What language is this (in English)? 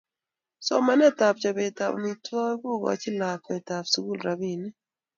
Kalenjin